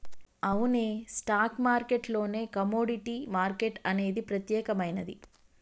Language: Telugu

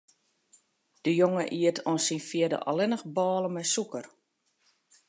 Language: Western Frisian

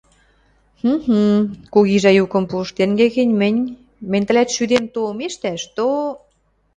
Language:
Western Mari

